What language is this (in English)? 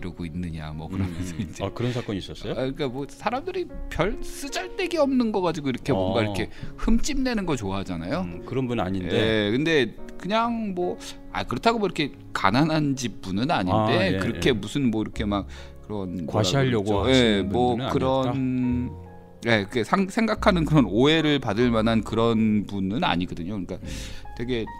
Korean